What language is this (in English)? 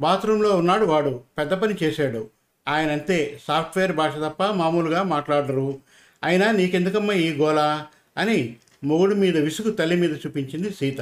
Telugu